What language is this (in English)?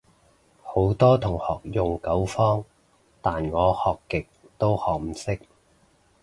Cantonese